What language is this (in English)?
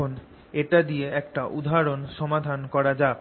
Bangla